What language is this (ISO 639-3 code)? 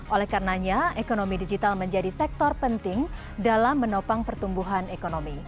ind